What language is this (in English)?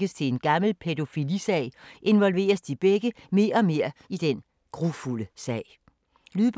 Danish